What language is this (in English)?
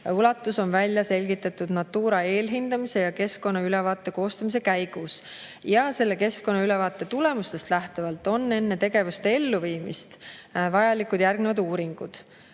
Estonian